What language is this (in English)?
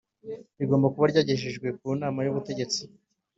Kinyarwanda